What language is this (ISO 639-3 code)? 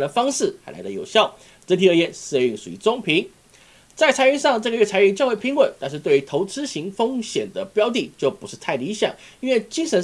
zho